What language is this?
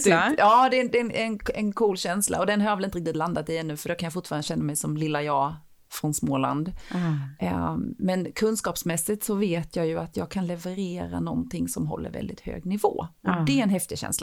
Swedish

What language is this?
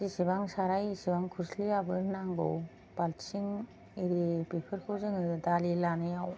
Bodo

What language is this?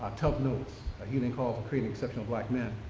English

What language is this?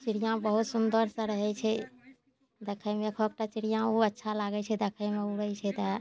Maithili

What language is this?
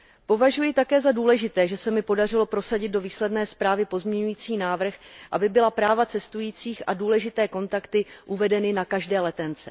Czech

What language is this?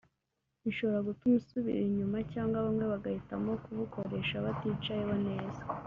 Kinyarwanda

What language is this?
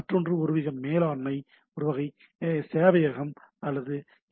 Tamil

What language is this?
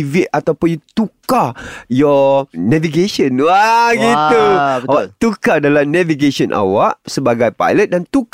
Malay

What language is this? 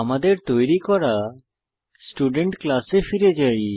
Bangla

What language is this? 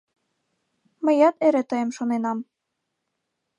Mari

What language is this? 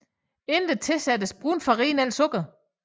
Danish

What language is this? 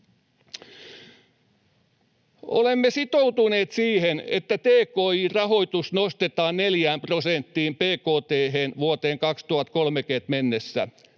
Finnish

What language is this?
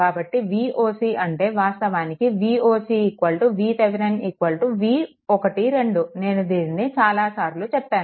Telugu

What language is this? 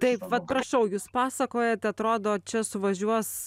Lithuanian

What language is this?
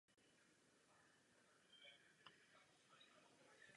Czech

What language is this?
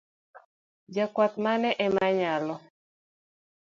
Luo (Kenya and Tanzania)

